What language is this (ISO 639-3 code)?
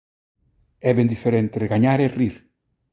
glg